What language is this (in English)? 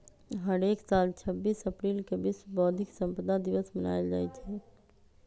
Magahi